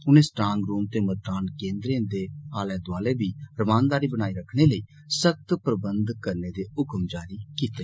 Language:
Dogri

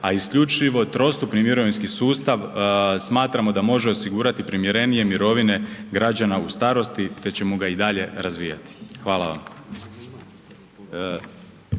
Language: Croatian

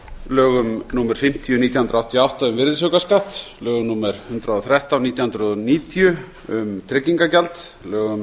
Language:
Icelandic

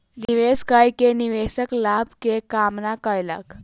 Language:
Maithili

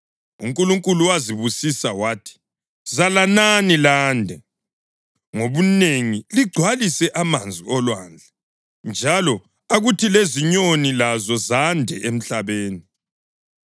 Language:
North Ndebele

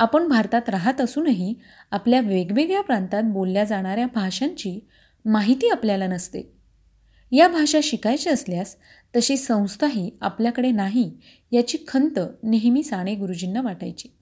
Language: Marathi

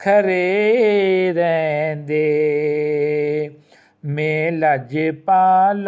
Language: Hindi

